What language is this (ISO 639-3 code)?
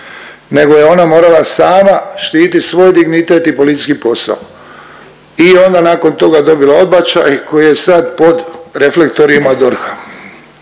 hrv